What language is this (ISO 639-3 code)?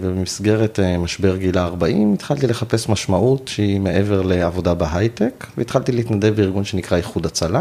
heb